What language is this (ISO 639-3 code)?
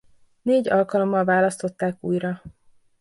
hun